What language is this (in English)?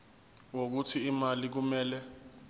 Zulu